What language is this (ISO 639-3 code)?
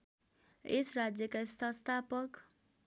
nep